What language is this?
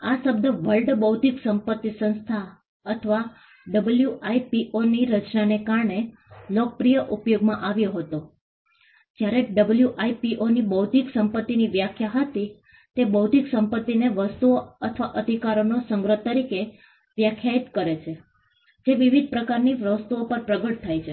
Gujarati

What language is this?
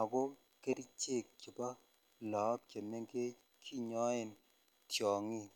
Kalenjin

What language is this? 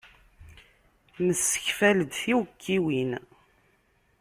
Kabyle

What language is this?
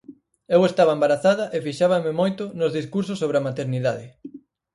Galician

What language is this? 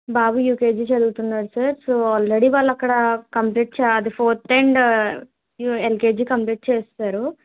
Telugu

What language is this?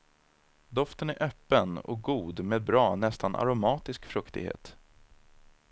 Swedish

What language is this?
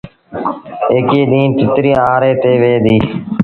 Sindhi Bhil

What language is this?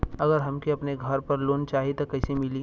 Bhojpuri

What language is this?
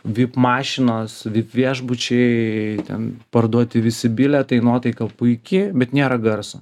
Lithuanian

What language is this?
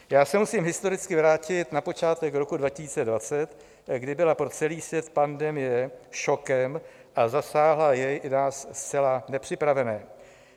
Czech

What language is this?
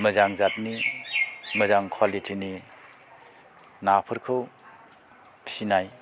Bodo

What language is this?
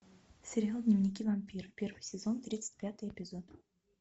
Russian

